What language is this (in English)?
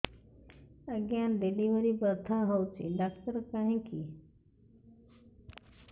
Odia